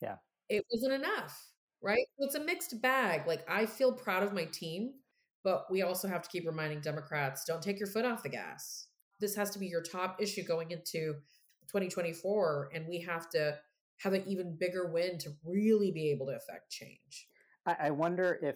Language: English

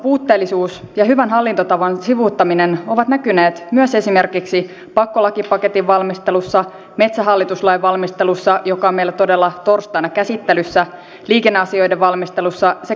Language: Finnish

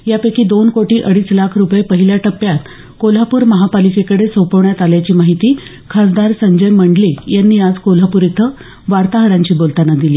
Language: Marathi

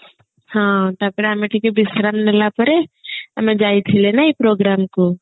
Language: Odia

